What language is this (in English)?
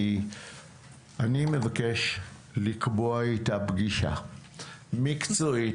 Hebrew